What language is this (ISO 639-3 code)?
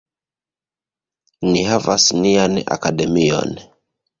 epo